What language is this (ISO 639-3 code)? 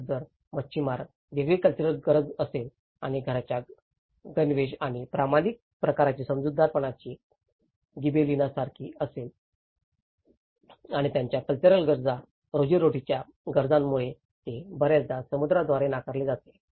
mar